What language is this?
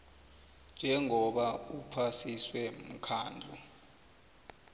South Ndebele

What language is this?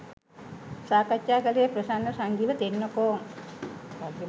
Sinhala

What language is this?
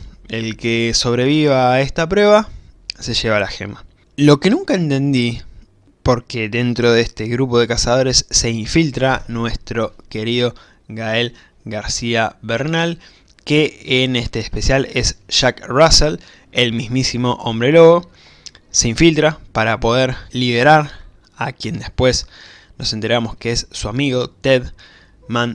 Spanish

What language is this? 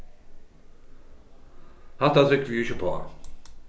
Faroese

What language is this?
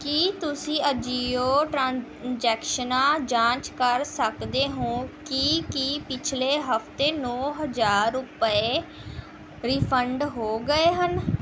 Punjabi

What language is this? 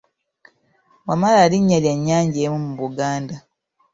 Ganda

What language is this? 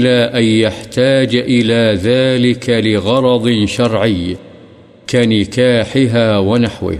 Urdu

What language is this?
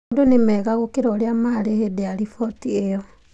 Kikuyu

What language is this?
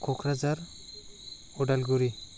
Bodo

